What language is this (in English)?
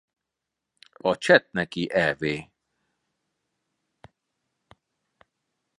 Hungarian